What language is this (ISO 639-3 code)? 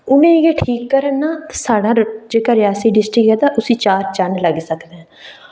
doi